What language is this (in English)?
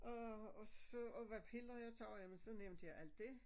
Danish